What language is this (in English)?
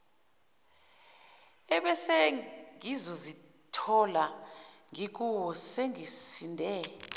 Zulu